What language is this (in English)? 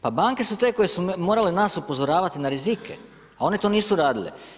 Croatian